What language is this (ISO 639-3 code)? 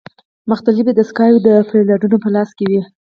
pus